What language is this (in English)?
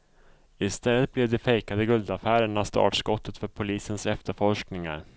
Swedish